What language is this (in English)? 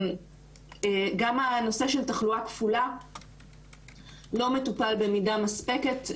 Hebrew